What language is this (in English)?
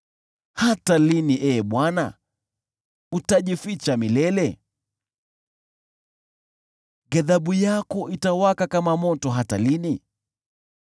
Swahili